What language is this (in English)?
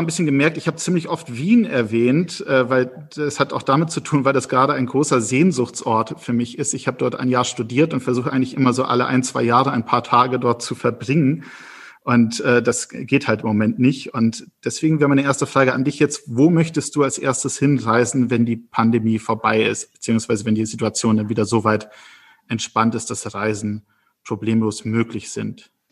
German